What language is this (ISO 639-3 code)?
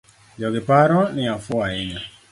luo